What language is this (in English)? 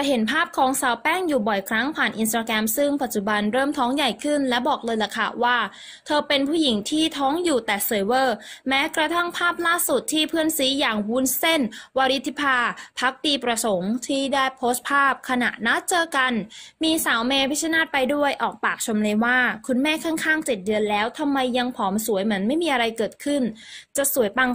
Thai